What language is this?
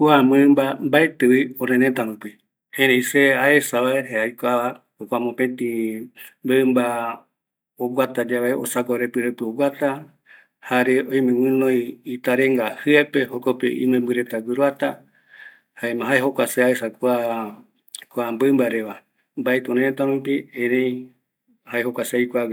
Eastern Bolivian Guaraní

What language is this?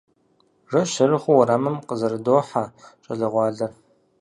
Kabardian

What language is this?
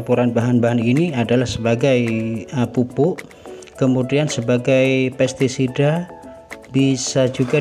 Indonesian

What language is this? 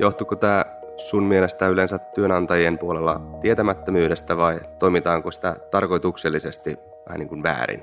Finnish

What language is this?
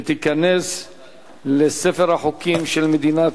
Hebrew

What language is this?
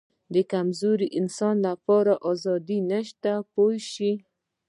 Pashto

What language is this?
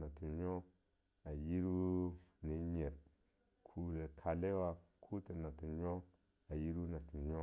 Longuda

